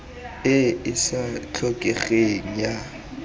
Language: Tswana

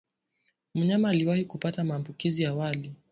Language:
Swahili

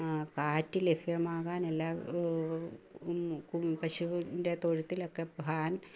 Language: Malayalam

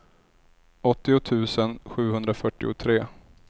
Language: Swedish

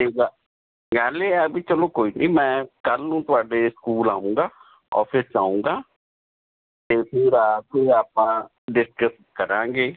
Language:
Punjabi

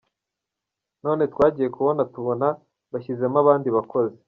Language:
Kinyarwanda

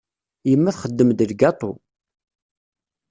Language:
Kabyle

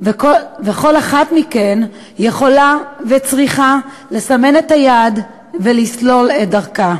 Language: Hebrew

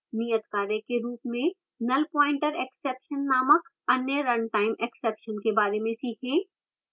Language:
Hindi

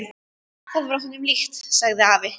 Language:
Icelandic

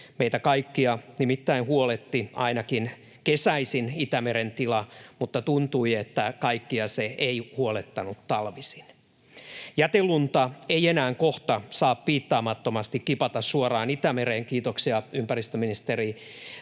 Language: Finnish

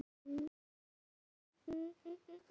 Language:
Icelandic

